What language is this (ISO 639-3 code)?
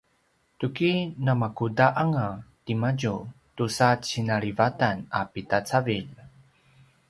pwn